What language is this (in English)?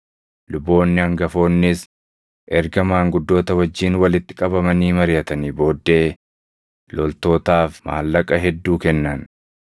Oromo